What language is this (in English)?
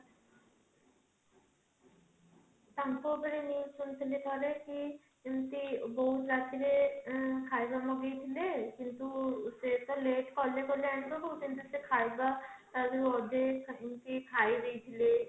Odia